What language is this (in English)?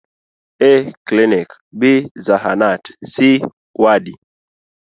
Luo (Kenya and Tanzania)